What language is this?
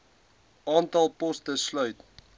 Afrikaans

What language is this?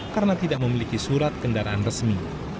Indonesian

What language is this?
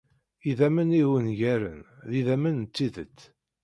Kabyle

